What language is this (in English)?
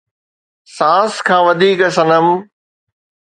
Sindhi